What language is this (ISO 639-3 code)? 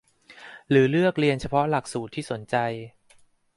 tha